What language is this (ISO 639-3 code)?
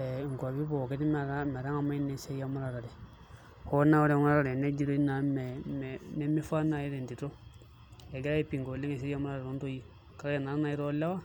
mas